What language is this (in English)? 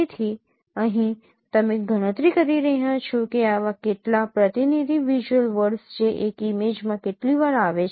Gujarati